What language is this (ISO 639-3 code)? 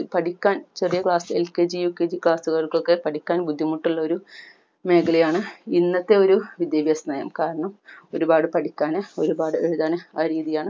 mal